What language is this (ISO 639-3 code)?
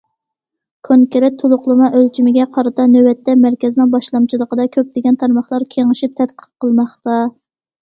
uig